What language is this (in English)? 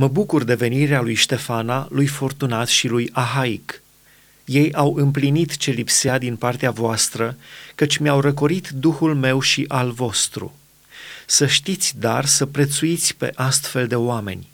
Romanian